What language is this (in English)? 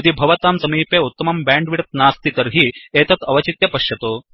Sanskrit